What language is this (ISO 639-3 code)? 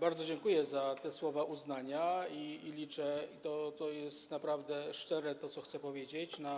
pol